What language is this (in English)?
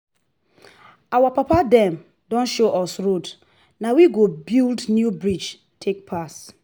Nigerian Pidgin